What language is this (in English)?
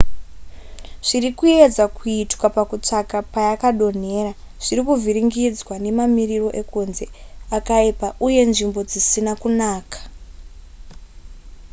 Shona